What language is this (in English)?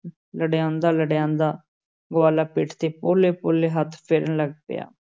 Punjabi